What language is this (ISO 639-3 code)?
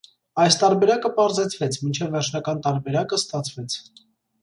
hye